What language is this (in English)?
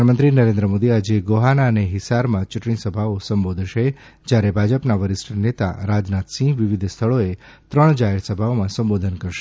Gujarati